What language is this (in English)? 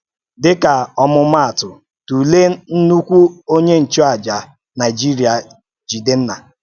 Igbo